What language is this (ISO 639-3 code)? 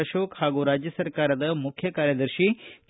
kan